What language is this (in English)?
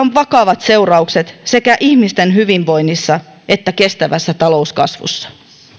Finnish